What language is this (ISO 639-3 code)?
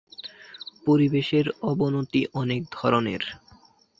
ben